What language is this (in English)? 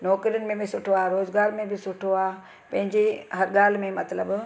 Sindhi